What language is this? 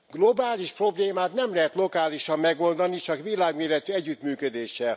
Hungarian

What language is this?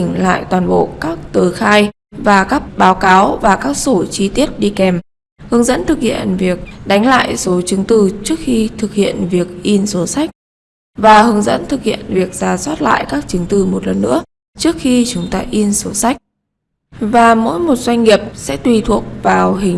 Vietnamese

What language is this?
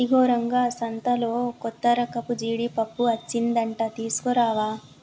Telugu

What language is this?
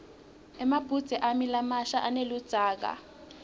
Swati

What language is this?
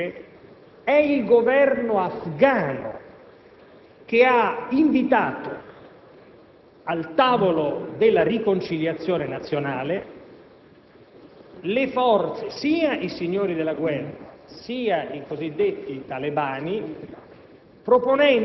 Italian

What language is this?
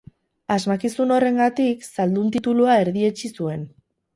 Basque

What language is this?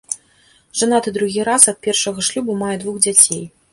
Belarusian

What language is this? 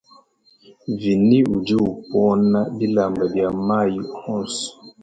Luba-Lulua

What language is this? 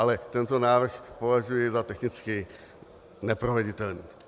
Czech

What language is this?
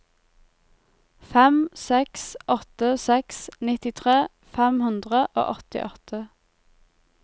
Norwegian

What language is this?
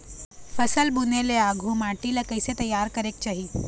Chhattisgarhi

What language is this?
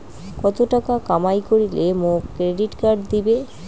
Bangla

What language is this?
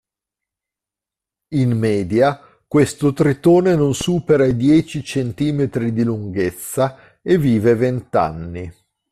Italian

